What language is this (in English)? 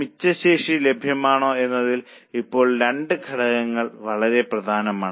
Malayalam